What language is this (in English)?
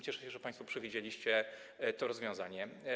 Polish